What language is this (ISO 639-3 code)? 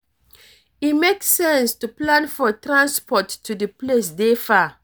pcm